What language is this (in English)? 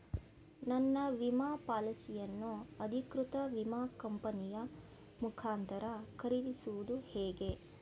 Kannada